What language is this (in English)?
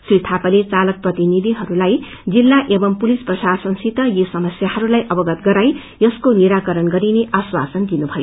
Nepali